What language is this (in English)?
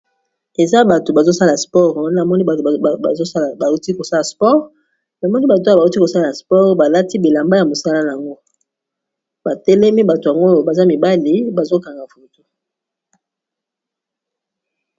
Lingala